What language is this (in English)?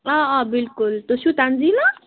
Kashmiri